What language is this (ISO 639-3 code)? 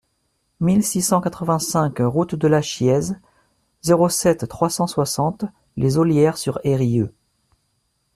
fra